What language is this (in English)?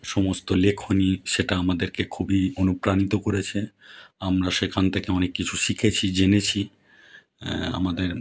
Bangla